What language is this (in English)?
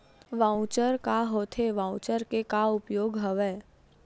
Chhattisgarhi